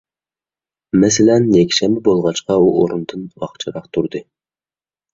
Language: Uyghur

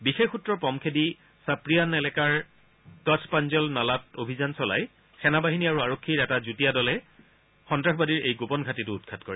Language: Assamese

